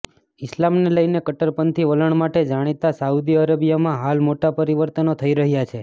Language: Gujarati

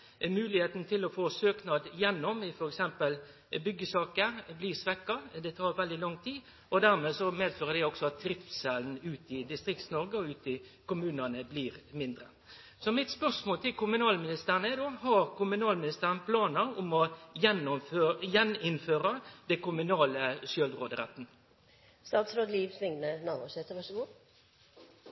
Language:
Norwegian Nynorsk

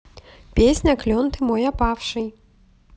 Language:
Russian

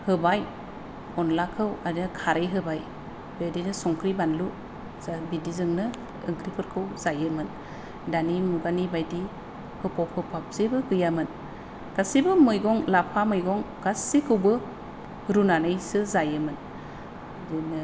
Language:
Bodo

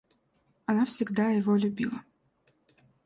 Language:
Russian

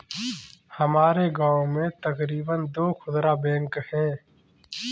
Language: Hindi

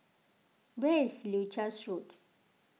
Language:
English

